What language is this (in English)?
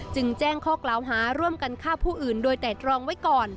Thai